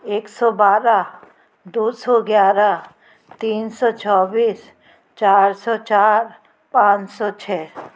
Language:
Hindi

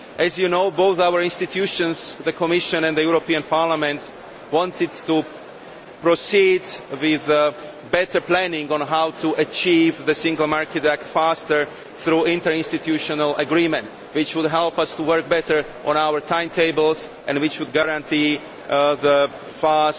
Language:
English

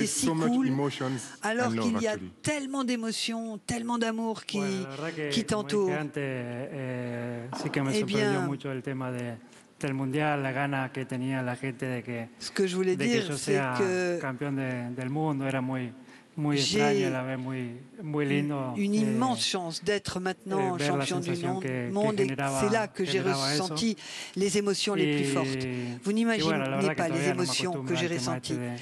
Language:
French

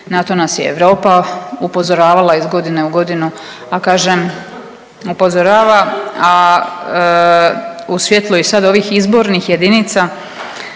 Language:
Croatian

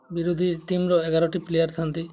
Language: Odia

